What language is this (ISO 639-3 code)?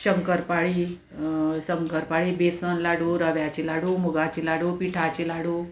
kok